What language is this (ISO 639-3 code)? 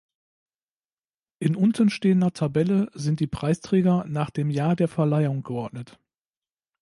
deu